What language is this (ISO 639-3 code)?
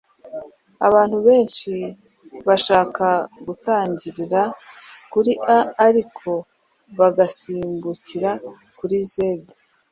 kin